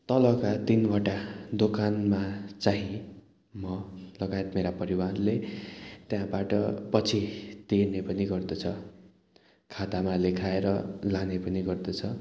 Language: Nepali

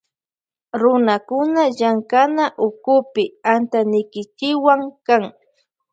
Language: Loja Highland Quichua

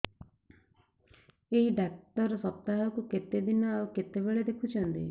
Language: Odia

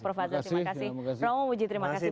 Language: Indonesian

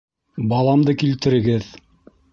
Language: Bashkir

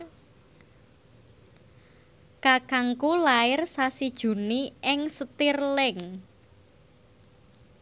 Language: Javanese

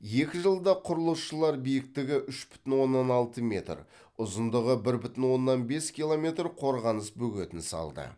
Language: Kazakh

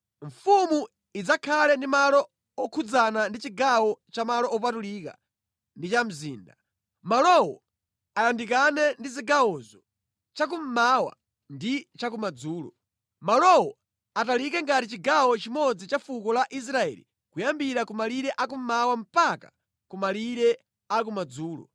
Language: Nyanja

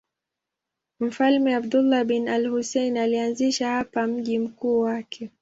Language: Swahili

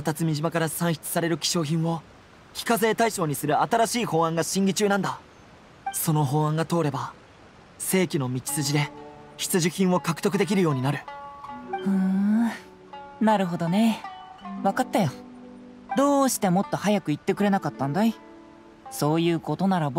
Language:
Japanese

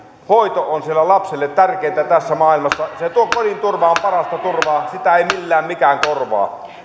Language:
Finnish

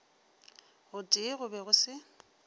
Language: Northern Sotho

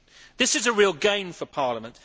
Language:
English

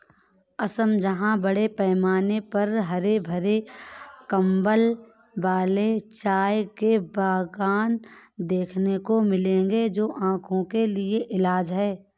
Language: Hindi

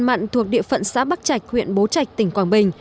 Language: Vietnamese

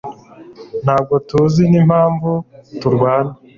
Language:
Kinyarwanda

